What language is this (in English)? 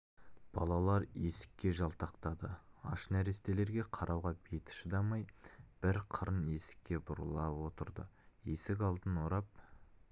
Kazakh